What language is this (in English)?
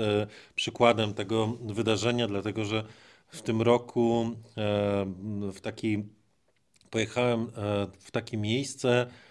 Polish